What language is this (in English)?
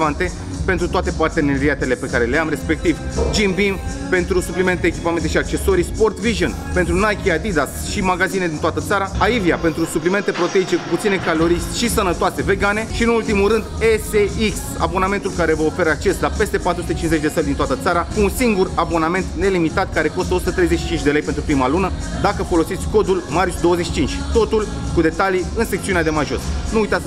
Romanian